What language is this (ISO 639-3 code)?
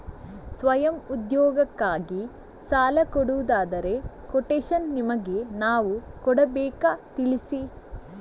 kan